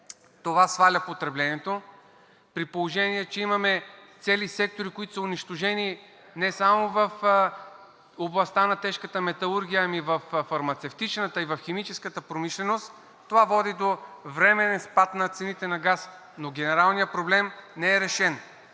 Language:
Bulgarian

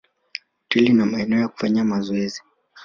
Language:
Swahili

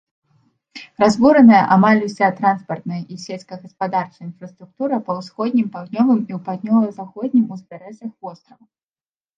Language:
Belarusian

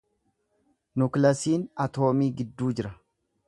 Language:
Oromo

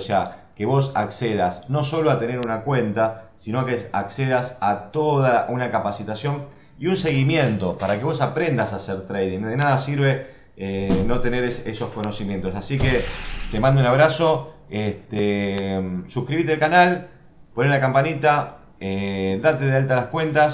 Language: Spanish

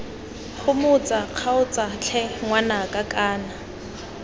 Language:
Tswana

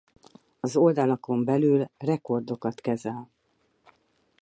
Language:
Hungarian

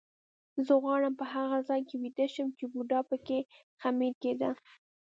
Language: Pashto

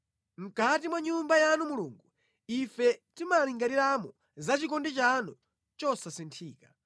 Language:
Nyanja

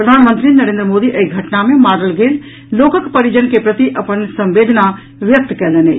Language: Maithili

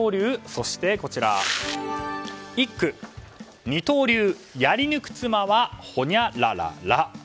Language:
Japanese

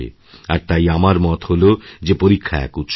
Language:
Bangla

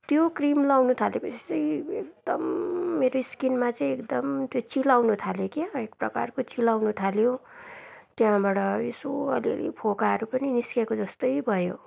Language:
Nepali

